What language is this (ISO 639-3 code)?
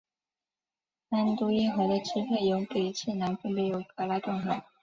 zho